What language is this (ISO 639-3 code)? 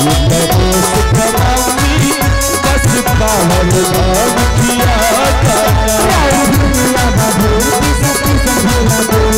hin